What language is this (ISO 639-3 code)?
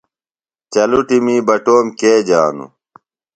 phl